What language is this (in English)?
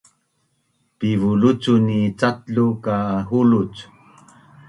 Bunun